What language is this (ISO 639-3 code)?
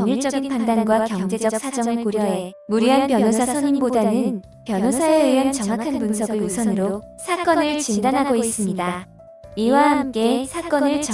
kor